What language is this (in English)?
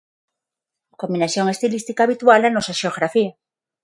Galician